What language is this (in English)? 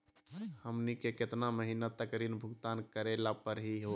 Magahi